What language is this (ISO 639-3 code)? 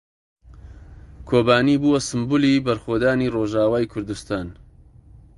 ckb